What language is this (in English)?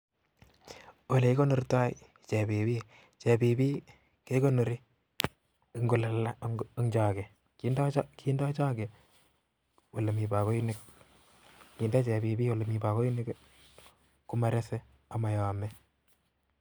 Kalenjin